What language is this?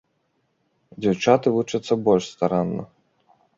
Belarusian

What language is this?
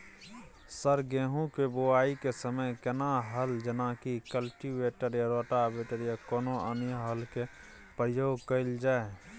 Maithili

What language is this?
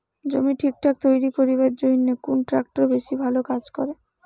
Bangla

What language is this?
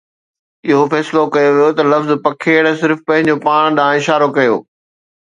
Sindhi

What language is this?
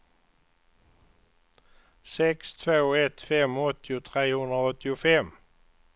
Swedish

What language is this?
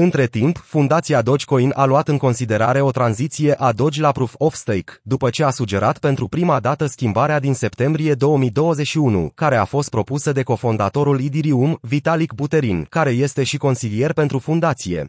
Romanian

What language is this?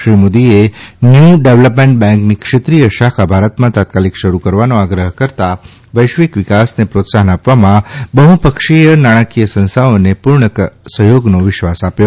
Gujarati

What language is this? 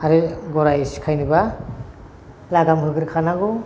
Bodo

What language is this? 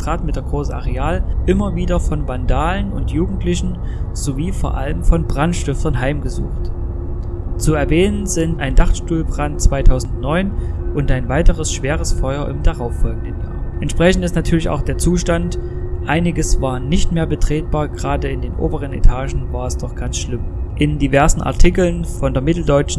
German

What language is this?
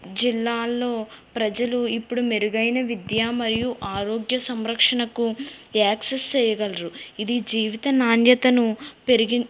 Telugu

